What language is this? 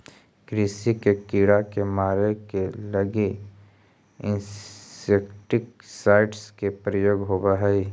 Magahi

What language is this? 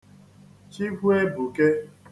Igbo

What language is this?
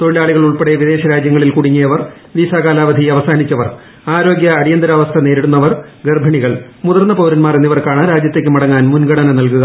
Malayalam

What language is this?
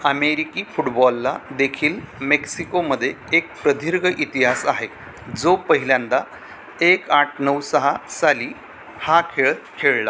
Marathi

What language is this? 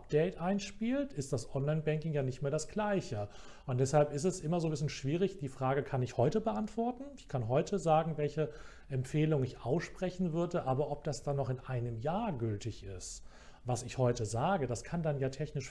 German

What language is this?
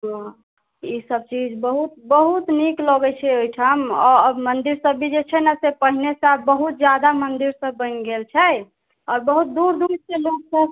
Maithili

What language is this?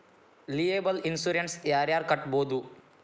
Kannada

